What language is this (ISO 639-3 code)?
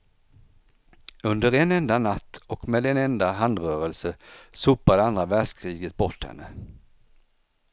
swe